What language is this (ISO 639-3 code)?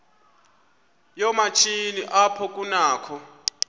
xho